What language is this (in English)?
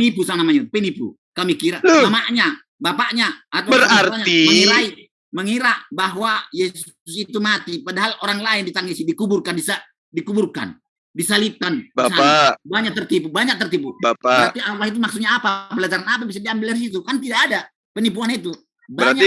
Indonesian